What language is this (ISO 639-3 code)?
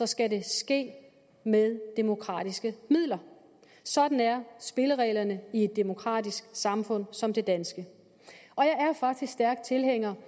dan